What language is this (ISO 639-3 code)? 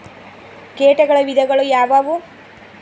kan